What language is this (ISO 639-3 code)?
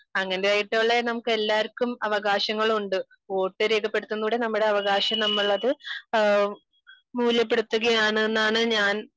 mal